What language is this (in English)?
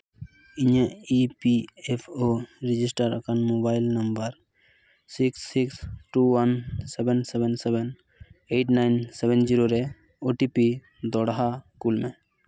Santali